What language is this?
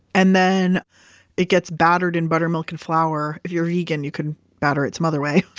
English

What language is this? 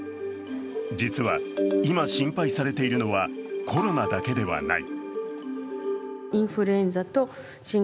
Japanese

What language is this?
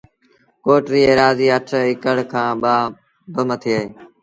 Sindhi Bhil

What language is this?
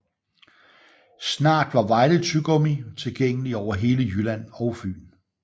Danish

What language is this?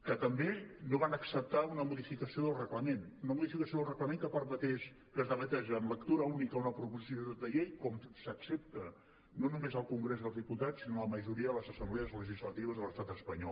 Catalan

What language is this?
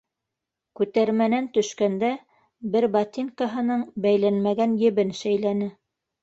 Bashkir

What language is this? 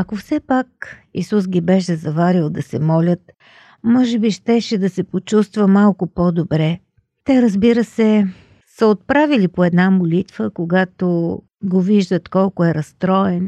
Bulgarian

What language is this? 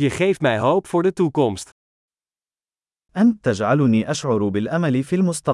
Dutch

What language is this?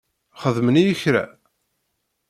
Kabyle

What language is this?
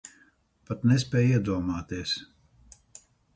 Latvian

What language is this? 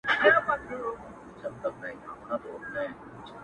Pashto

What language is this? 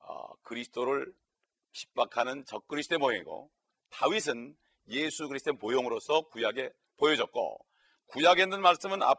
Korean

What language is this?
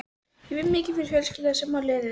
Icelandic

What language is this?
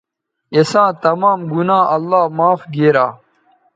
Bateri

